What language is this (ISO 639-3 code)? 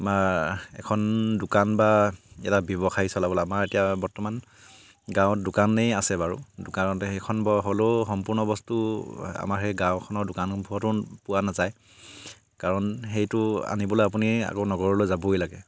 asm